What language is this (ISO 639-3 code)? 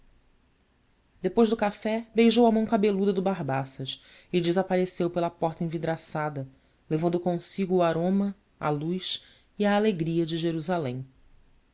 por